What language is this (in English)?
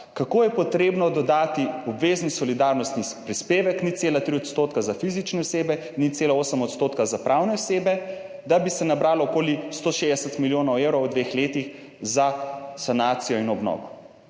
Slovenian